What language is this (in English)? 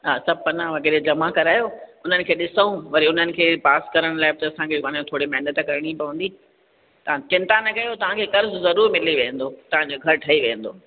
Sindhi